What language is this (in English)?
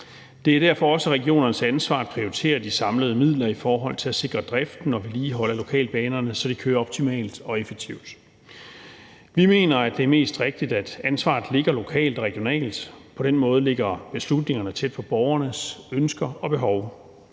Danish